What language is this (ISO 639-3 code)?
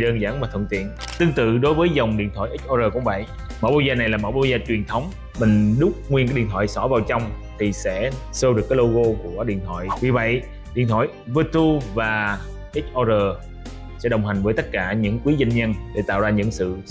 vie